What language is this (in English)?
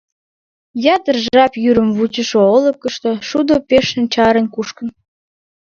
Mari